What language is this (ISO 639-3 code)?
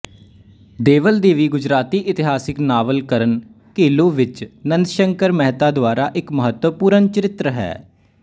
pan